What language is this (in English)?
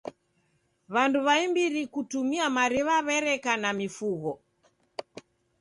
Taita